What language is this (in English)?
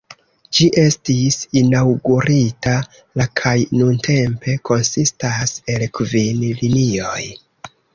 Esperanto